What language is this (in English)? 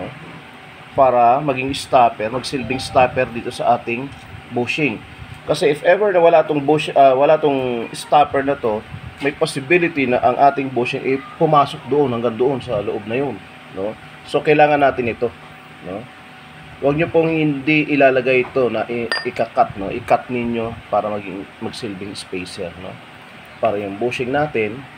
Filipino